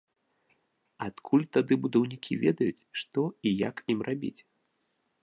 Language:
Belarusian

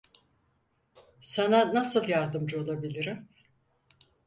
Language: Turkish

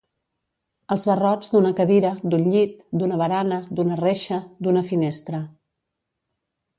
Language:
Catalan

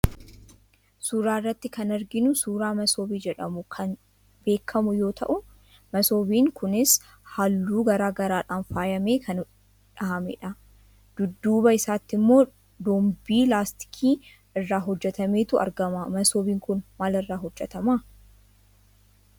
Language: Oromo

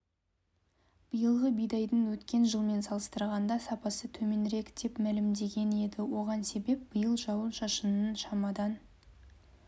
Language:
Kazakh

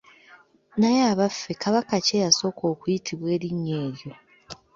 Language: Ganda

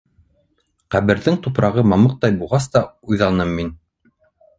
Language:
Bashkir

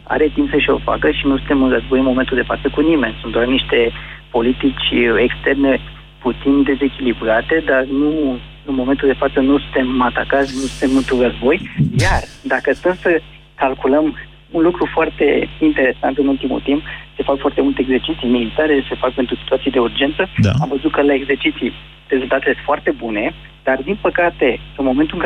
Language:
Romanian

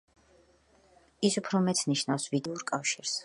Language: Georgian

